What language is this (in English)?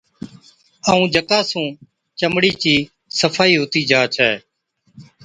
Od